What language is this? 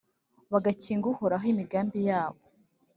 Kinyarwanda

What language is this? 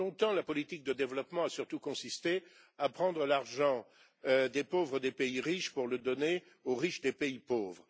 French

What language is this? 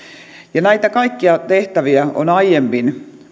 Finnish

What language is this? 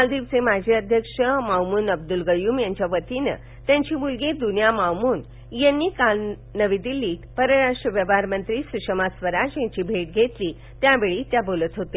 Marathi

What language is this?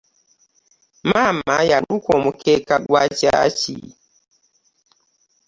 Ganda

